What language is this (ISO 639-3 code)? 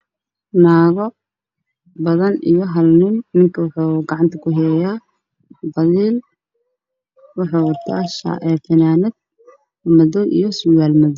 som